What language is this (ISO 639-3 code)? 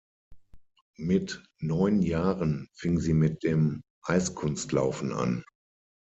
deu